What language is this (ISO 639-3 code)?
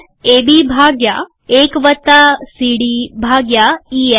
guj